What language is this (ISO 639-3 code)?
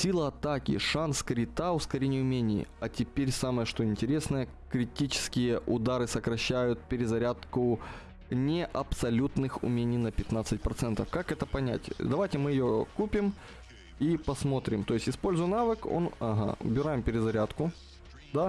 rus